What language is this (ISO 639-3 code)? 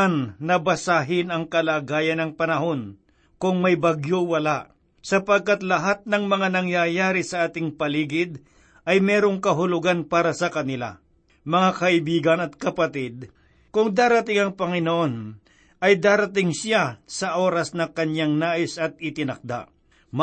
fil